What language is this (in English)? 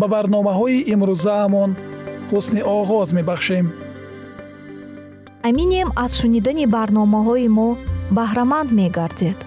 Persian